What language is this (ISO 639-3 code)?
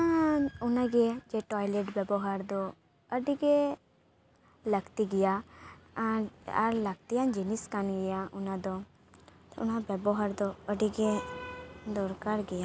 sat